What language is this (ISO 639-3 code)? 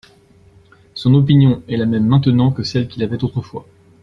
fra